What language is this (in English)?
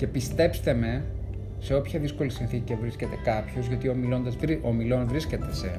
Greek